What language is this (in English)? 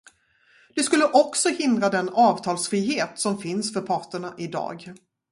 Swedish